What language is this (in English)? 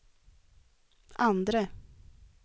Swedish